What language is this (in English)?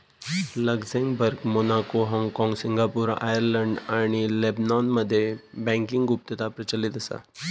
Marathi